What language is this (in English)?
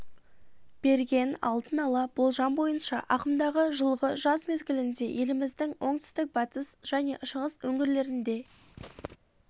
Kazakh